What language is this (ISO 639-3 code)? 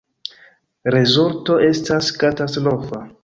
epo